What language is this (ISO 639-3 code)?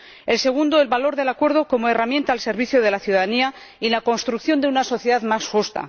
spa